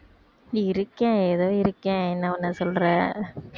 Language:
Tamil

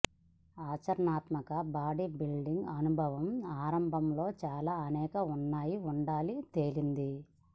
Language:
Telugu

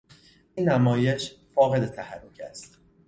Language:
Persian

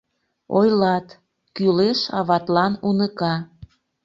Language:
Mari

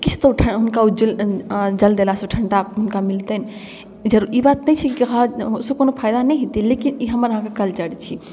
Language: Maithili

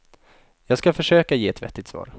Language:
Swedish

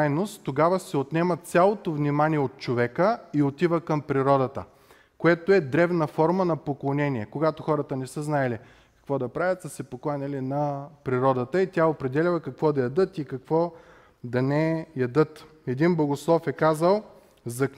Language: Bulgarian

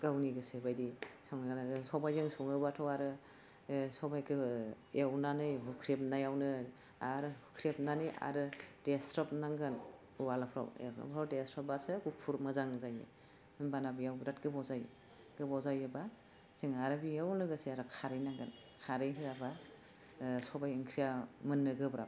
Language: Bodo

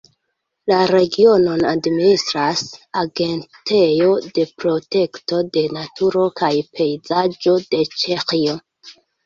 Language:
Esperanto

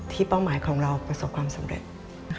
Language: Thai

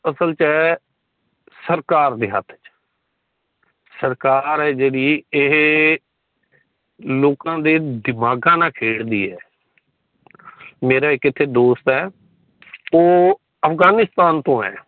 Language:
Punjabi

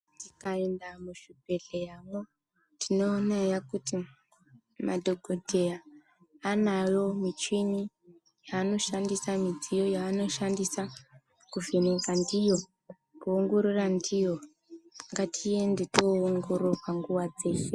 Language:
Ndau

